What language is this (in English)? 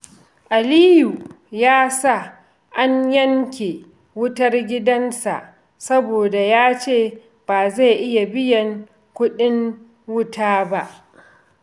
Hausa